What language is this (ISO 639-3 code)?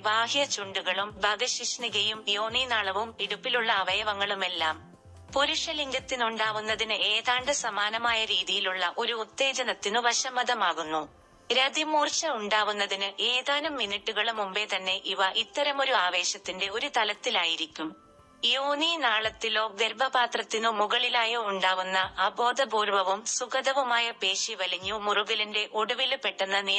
mal